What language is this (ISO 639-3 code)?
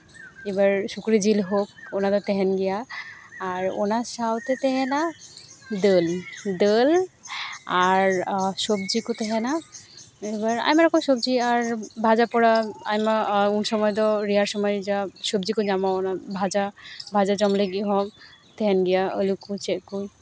sat